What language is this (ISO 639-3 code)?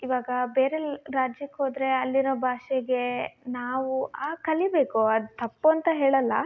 kan